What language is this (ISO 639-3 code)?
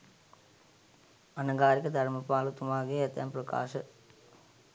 sin